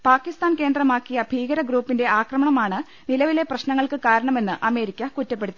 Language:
Malayalam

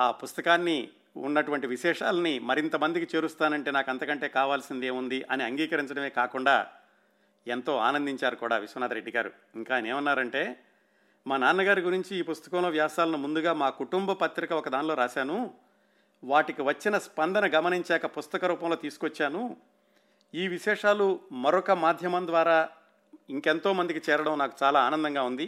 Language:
Telugu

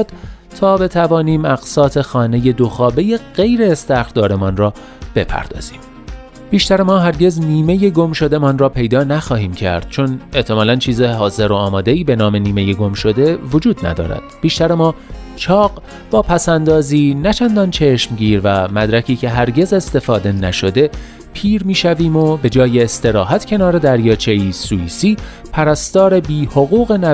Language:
Persian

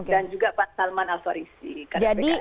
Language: Indonesian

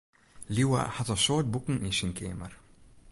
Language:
Western Frisian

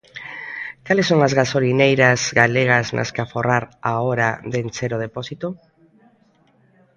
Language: Galician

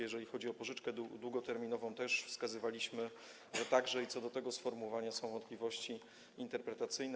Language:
Polish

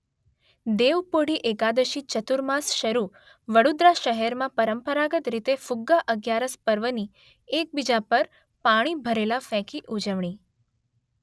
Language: Gujarati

